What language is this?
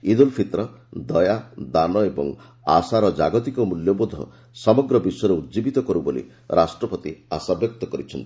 Odia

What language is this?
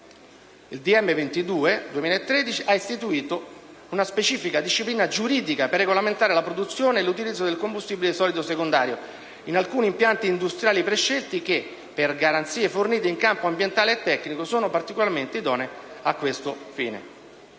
Italian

